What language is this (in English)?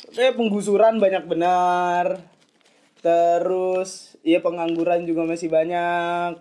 Indonesian